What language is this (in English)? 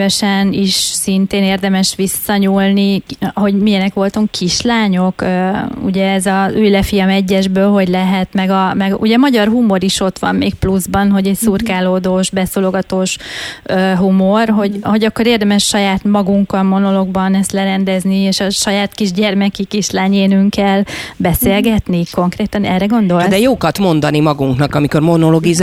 Hungarian